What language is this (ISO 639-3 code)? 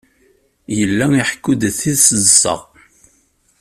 kab